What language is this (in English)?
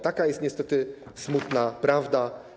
Polish